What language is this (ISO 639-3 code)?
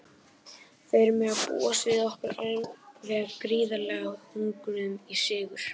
isl